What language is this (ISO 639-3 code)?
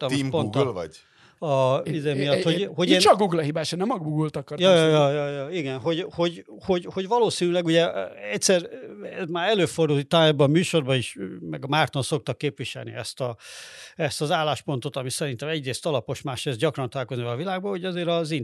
hun